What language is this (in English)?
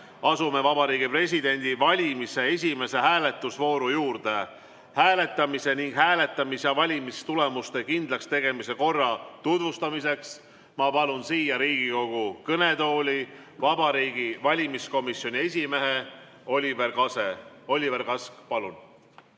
Estonian